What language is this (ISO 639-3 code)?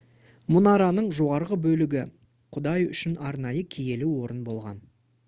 kaz